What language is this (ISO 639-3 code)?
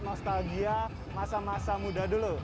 ind